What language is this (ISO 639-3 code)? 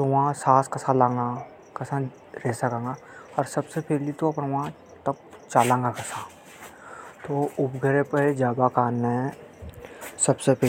hoj